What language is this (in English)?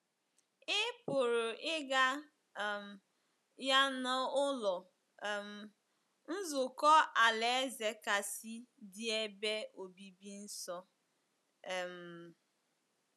Igbo